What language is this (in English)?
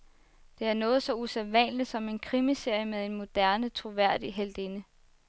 Danish